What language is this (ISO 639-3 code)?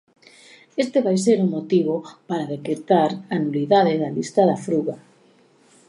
glg